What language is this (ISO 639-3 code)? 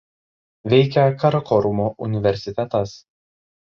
lit